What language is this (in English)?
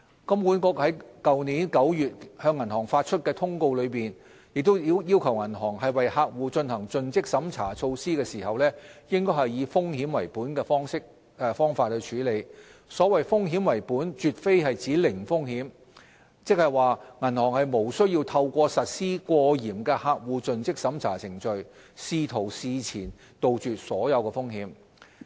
Cantonese